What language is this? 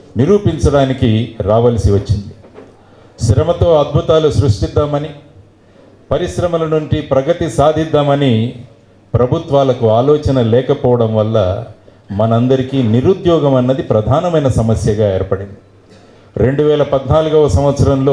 Telugu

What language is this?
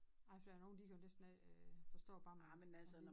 Danish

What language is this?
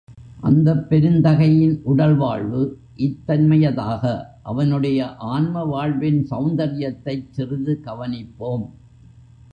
Tamil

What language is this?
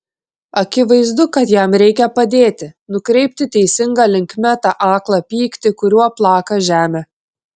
Lithuanian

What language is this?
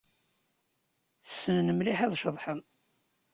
Kabyle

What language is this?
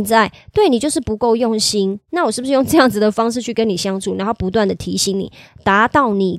Chinese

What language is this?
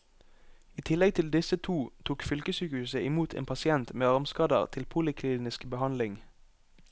Norwegian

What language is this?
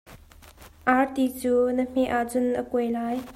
Hakha Chin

